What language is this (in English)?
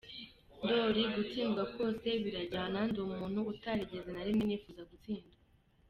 Kinyarwanda